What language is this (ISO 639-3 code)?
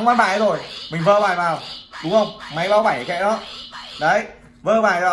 vie